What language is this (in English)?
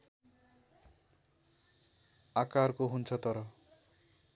Nepali